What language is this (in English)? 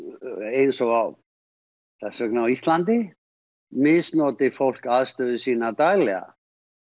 Icelandic